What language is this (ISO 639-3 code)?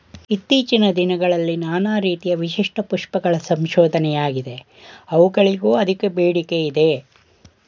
kan